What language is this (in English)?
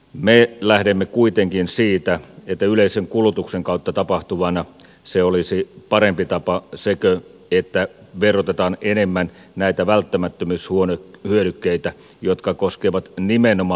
Finnish